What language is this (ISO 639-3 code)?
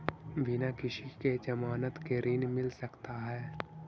mag